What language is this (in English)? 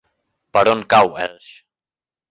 Catalan